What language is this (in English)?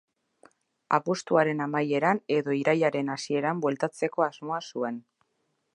Basque